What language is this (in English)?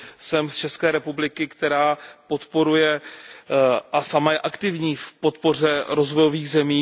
Czech